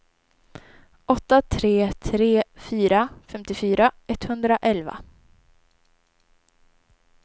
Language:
Swedish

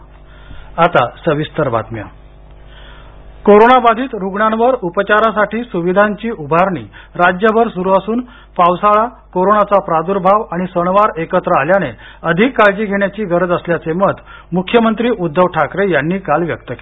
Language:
Marathi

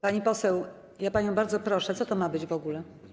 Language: Polish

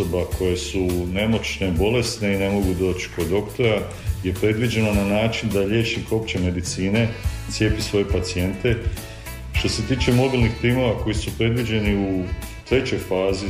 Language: Croatian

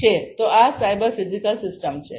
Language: Gujarati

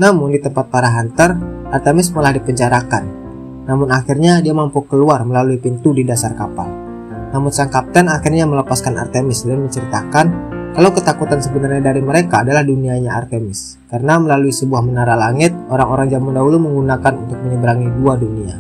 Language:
Indonesian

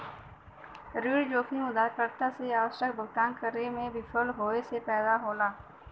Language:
Bhojpuri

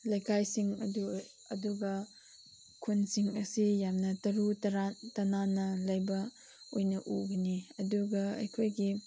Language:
Manipuri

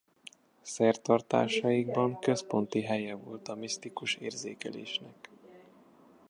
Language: Hungarian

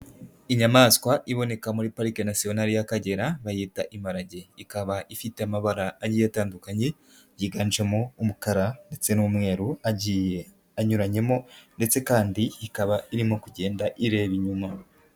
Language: Kinyarwanda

